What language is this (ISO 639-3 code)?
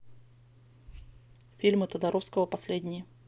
rus